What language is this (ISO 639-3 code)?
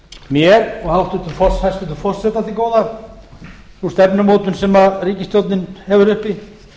isl